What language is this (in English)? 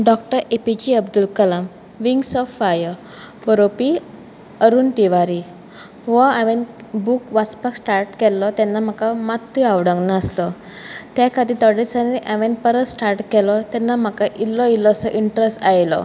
Konkani